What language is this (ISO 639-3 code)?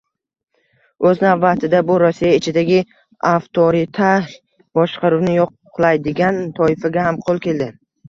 uzb